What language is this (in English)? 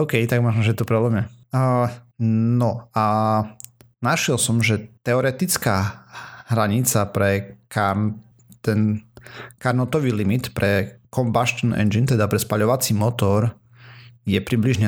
Slovak